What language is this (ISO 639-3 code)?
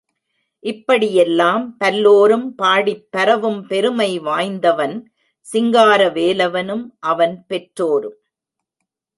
tam